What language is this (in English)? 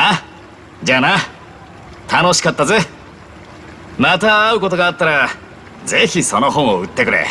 Japanese